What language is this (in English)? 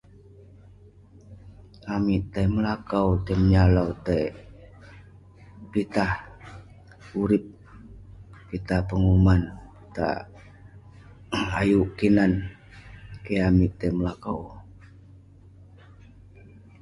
Western Penan